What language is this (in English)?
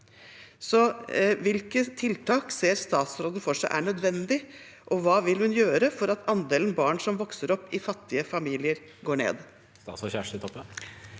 Norwegian